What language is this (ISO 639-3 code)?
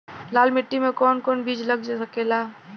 bho